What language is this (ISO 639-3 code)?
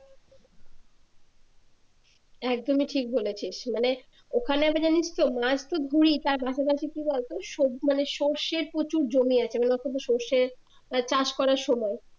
ben